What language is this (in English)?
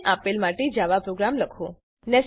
Gujarati